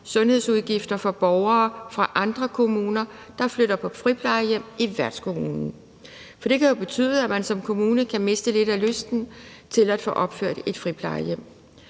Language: Danish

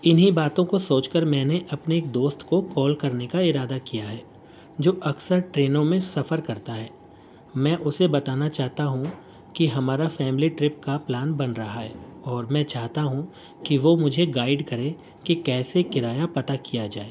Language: Urdu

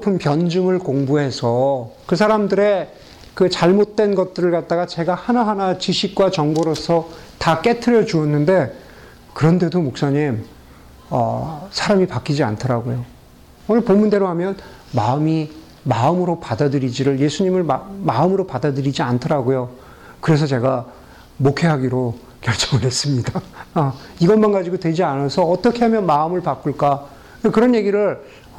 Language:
Korean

